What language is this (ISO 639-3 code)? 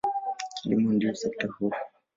swa